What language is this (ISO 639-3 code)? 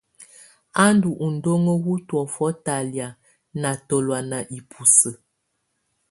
tvu